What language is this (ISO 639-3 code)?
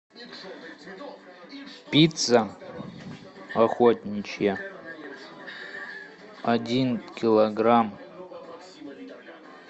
rus